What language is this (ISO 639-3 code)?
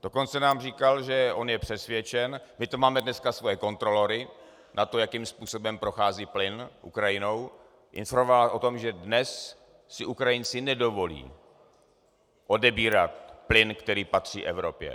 ces